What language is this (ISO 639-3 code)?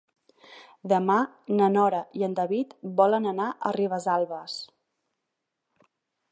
cat